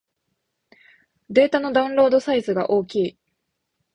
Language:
Japanese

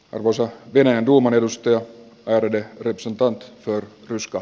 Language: Finnish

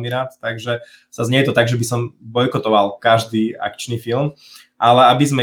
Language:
Slovak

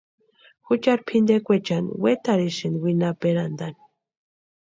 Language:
Western Highland Purepecha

